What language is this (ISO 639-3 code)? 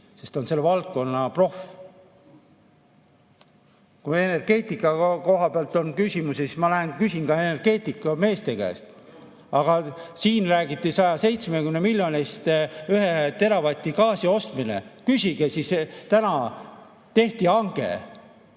est